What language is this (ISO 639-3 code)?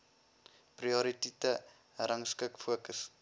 afr